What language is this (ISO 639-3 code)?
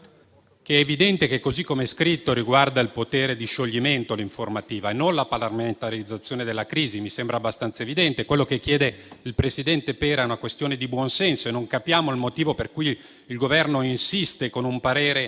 ita